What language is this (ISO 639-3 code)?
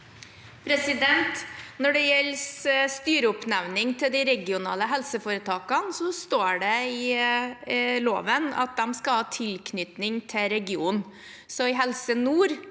nor